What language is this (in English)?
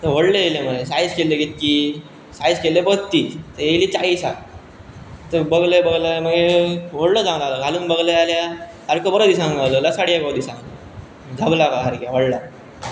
Konkani